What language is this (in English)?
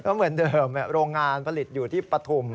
Thai